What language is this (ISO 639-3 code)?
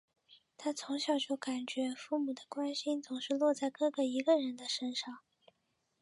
zho